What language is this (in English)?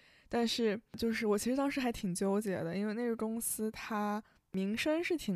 Chinese